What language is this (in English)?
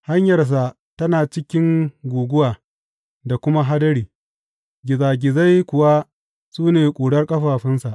Hausa